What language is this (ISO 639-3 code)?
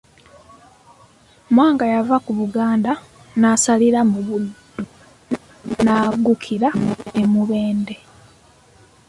lug